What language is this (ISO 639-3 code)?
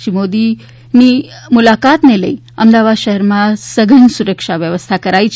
guj